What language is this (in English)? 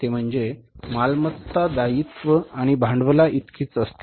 Marathi